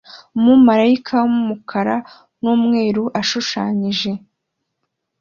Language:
Kinyarwanda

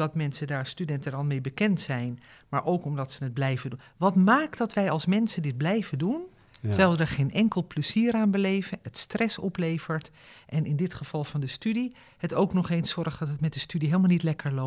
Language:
Dutch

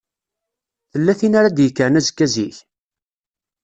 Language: Kabyle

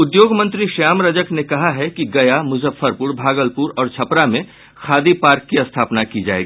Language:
Hindi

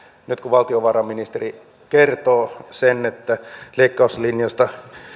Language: Finnish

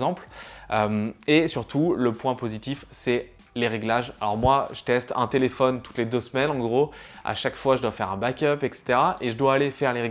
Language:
French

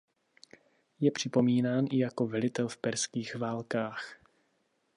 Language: Czech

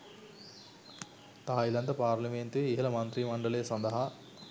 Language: Sinhala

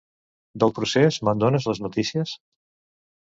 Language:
Catalan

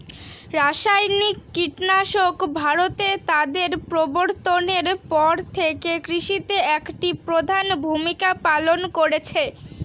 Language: Bangla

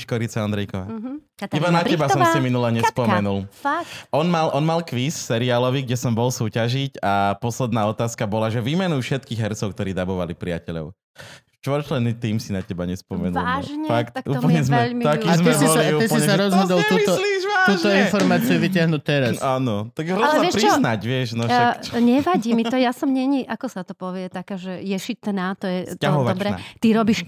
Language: Slovak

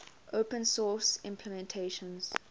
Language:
English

